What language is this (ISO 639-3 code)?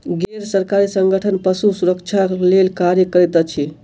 mai